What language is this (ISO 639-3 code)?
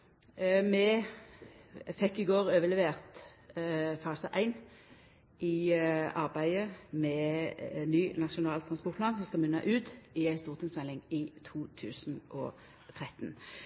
nno